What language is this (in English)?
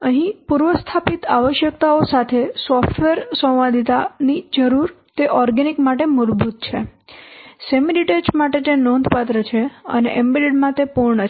Gujarati